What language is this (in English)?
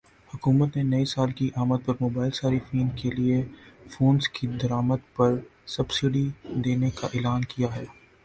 Urdu